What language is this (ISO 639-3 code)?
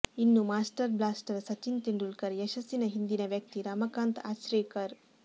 kan